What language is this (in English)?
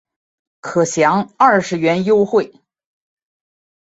Chinese